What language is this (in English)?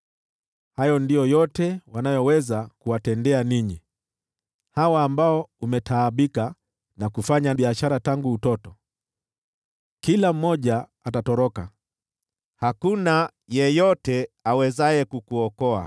Swahili